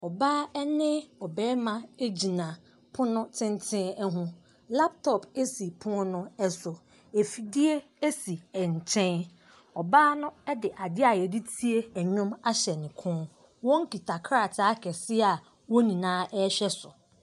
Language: Akan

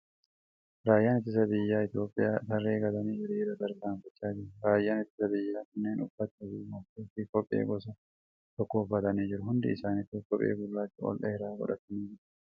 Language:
Oromo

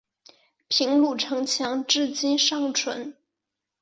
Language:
Chinese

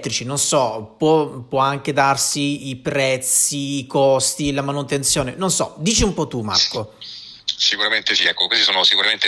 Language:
Italian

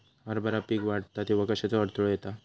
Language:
Marathi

